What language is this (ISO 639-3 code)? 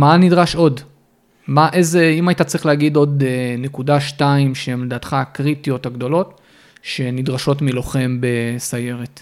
heb